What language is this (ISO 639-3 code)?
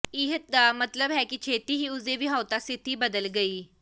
pan